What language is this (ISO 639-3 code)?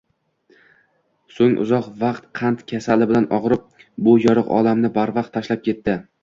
uzb